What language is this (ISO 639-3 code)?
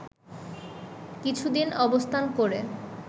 ben